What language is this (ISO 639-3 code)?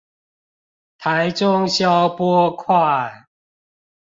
zho